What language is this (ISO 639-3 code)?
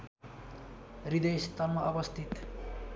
nep